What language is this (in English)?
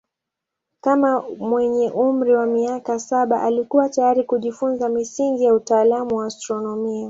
Swahili